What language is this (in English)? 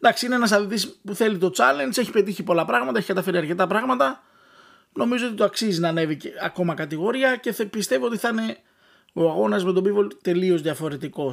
Greek